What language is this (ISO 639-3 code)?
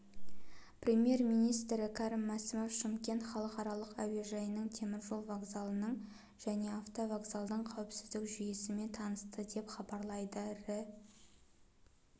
kaz